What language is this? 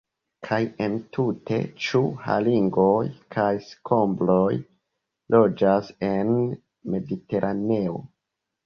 Esperanto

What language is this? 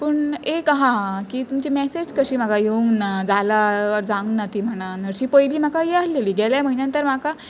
Konkani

